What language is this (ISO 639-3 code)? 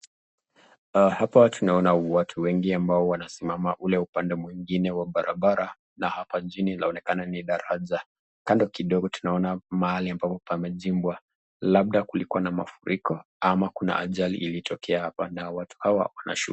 swa